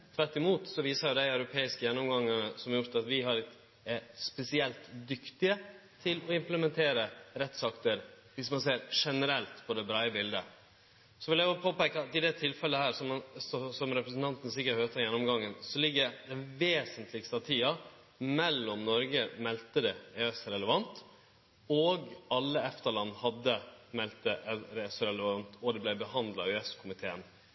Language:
Norwegian Nynorsk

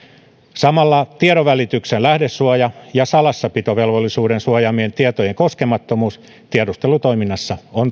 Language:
Finnish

